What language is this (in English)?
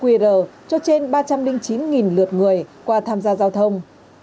Vietnamese